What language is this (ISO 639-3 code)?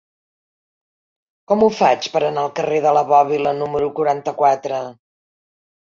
cat